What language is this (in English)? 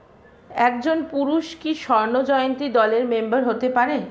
Bangla